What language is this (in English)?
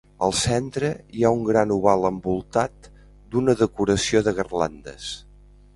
Catalan